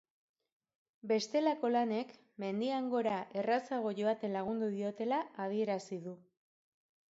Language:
Basque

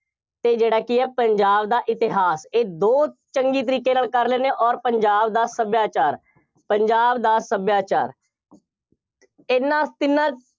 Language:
Punjabi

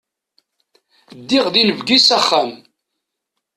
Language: Kabyle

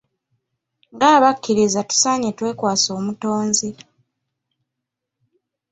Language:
Ganda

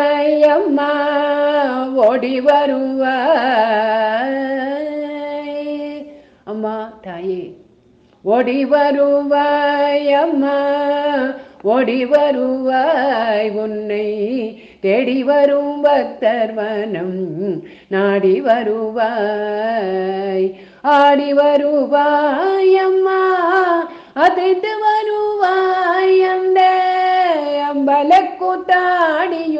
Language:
Tamil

